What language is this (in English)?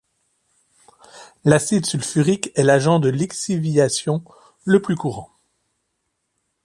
French